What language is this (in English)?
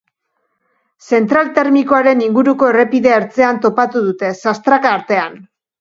Basque